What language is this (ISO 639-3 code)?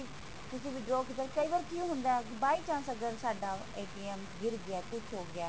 pan